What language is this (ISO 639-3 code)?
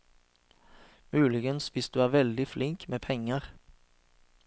nor